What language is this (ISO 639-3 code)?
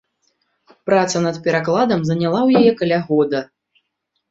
bel